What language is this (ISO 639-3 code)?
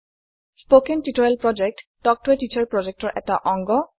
asm